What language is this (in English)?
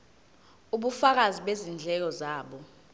Zulu